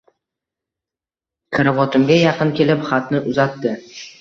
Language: Uzbek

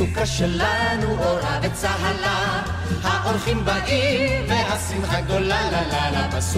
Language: Hebrew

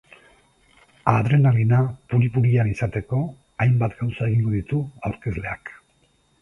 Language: Basque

